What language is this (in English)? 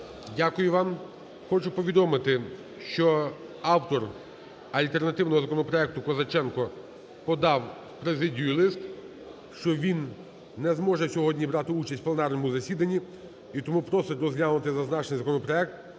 Ukrainian